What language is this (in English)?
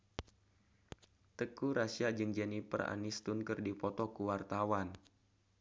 Sundanese